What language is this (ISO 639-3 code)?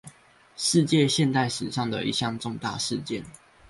zho